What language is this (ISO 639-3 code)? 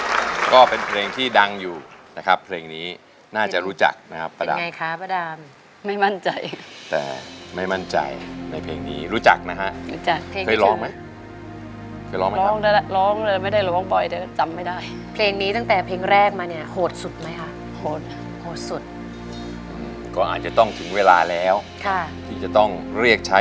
tha